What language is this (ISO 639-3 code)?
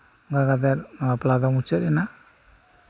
sat